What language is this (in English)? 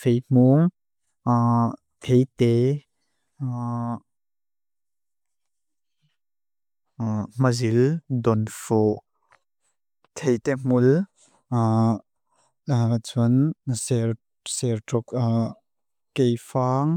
Mizo